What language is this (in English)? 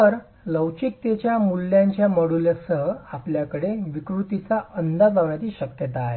Marathi